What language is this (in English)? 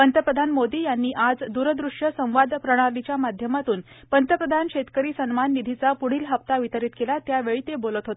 Marathi